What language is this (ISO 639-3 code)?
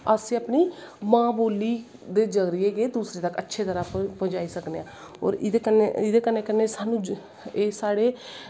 doi